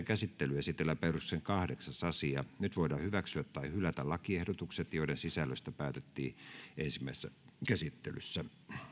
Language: Finnish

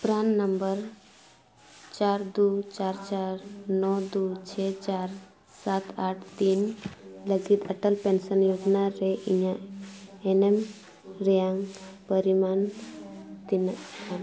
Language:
Santali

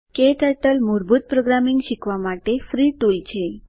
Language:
Gujarati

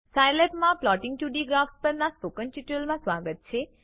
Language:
Gujarati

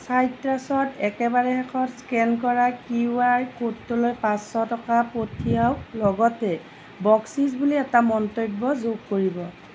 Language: Assamese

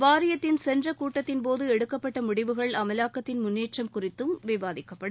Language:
Tamil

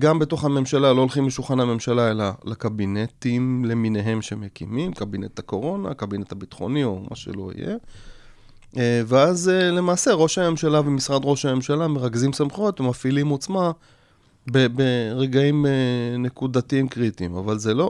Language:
Hebrew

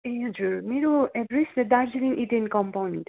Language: Nepali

